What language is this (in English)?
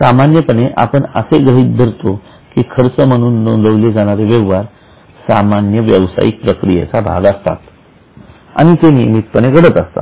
Marathi